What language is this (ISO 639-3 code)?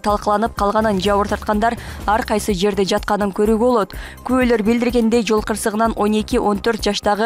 tur